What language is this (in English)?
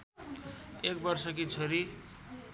Nepali